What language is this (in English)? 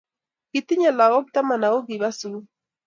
Kalenjin